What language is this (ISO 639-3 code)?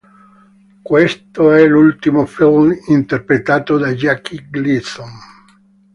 ita